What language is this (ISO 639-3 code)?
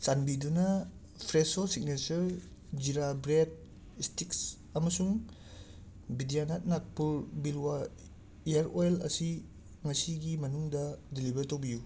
mni